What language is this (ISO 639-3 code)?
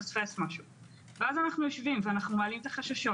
heb